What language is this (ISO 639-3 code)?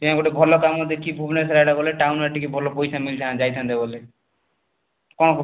ori